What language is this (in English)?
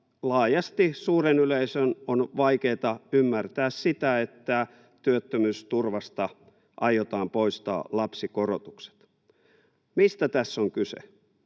Finnish